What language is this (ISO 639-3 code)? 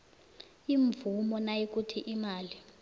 nbl